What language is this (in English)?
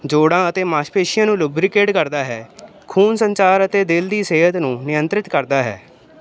Punjabi